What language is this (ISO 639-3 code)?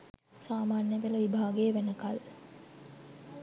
sin